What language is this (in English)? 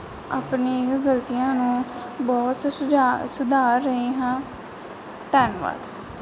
Punjabi